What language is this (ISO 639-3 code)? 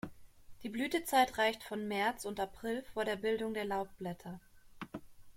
deu